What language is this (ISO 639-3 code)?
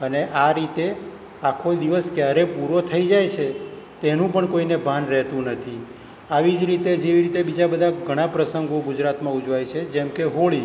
guj